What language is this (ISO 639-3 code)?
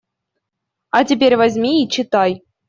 rus